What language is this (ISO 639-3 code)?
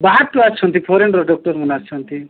ori